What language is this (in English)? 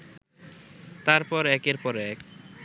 Bangla